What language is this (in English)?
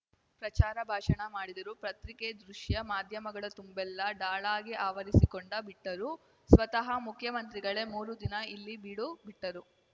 Kannada